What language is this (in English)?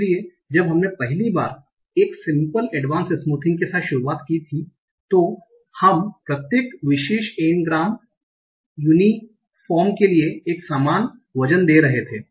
Hindi